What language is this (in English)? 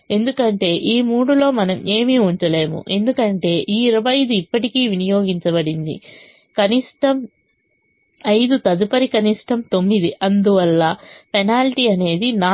Telugu